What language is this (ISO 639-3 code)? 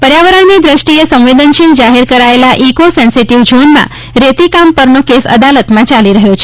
guj